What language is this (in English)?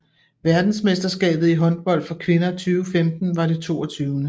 Danish